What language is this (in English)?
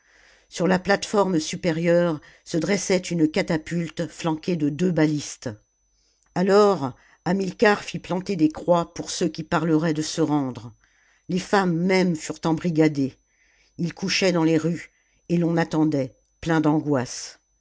French